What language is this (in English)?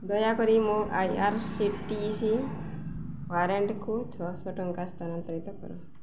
Odia